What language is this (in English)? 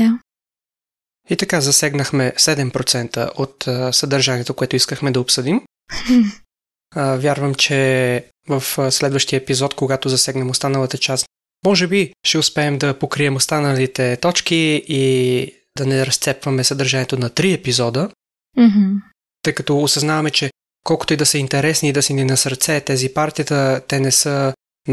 Bulgarian